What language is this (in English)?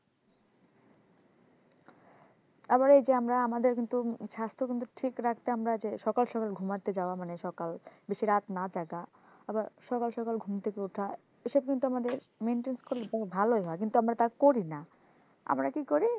Bangla